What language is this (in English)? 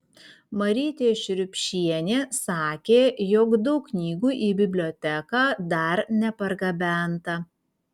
Lithuanian